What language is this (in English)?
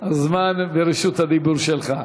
Hebrew